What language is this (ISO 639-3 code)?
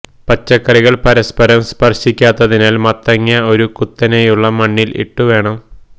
mal